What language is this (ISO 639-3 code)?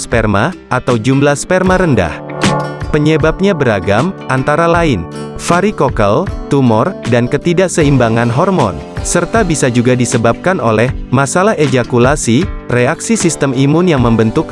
ind